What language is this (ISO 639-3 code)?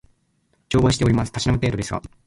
jpn